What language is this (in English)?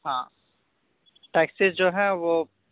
Urdu